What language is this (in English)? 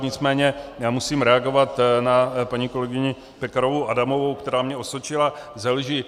Czech